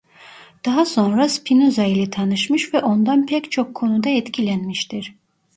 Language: Turkish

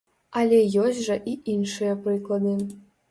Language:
Belarusian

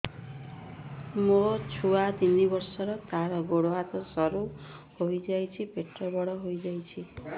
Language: Odia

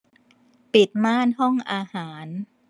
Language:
Thai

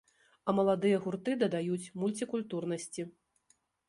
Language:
Belarusian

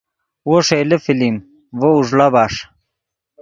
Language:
Yidgha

